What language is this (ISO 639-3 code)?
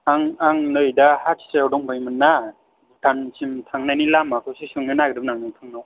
brx